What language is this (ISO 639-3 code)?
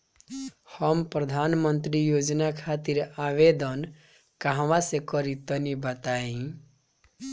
bho